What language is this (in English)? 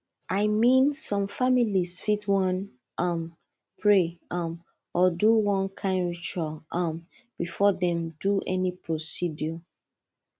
Nigerian Pidgin